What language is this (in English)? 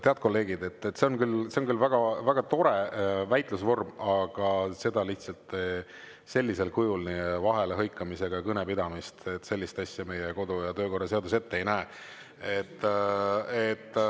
Estonian